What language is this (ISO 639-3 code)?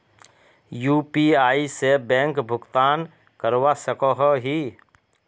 mag